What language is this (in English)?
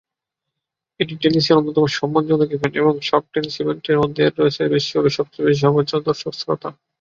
Bangla